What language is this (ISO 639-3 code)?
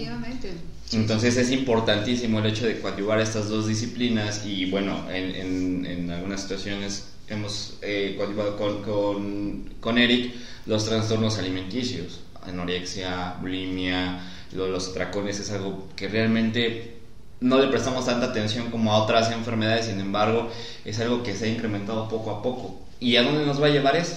spa